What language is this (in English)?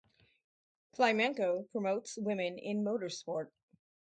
English